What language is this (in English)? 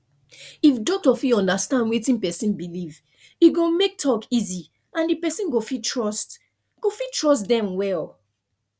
Nigerian Pidgin